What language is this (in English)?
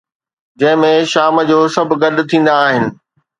Sindhi